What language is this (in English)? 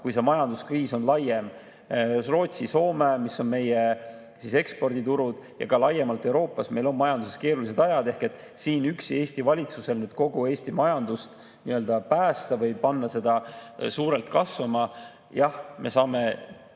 Estonian